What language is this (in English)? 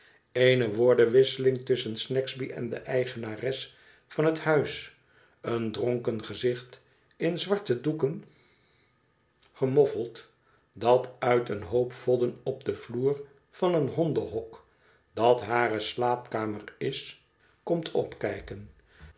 Dutch